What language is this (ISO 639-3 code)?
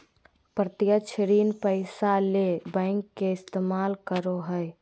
mag